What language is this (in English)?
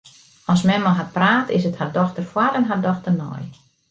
Western Frisian